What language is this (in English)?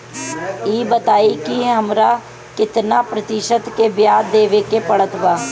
Bhojpuri